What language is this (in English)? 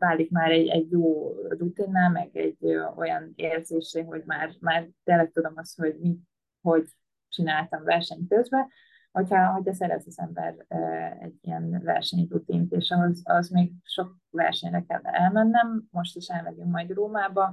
Hungarian